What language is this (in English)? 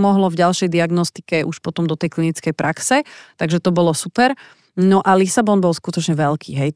Slovak